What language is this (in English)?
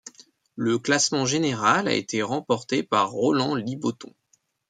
French